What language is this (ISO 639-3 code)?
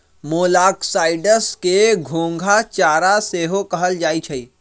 mag